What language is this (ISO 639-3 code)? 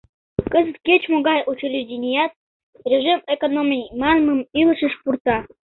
chm